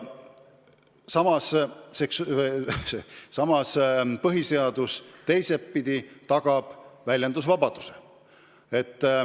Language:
Estonian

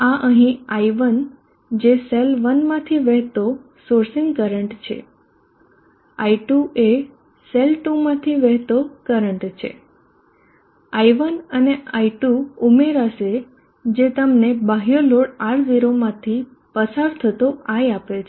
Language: Gujarati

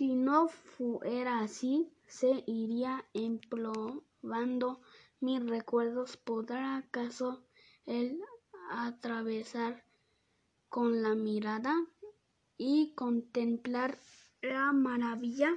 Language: Spanish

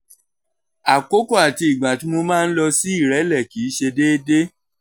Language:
Yoruba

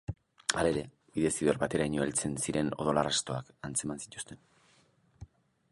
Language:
Basque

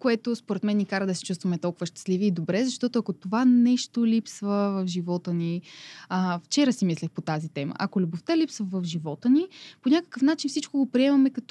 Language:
Bulgarian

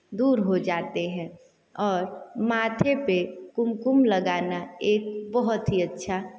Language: Hindi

